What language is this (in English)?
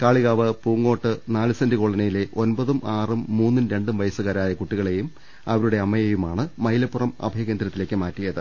Malayalam